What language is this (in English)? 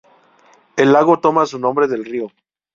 Spanish